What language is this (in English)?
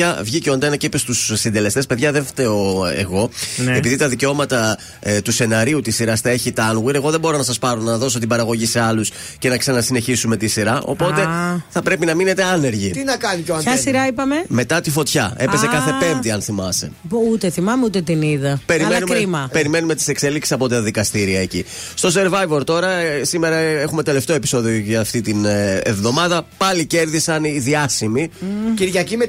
Greek